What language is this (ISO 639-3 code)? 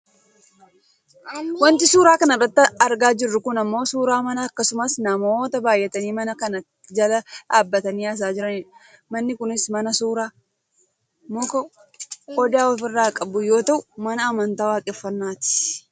orm